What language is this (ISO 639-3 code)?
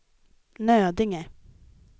swe